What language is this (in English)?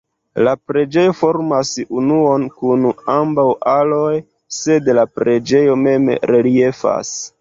Esperanto